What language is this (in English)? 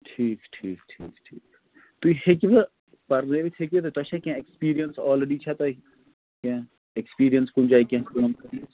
Kashmiri